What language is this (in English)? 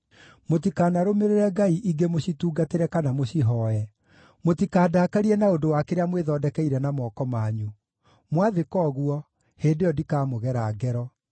Kikuyu